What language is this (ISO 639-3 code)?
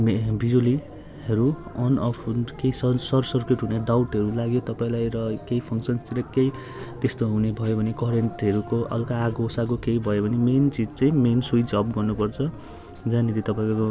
nep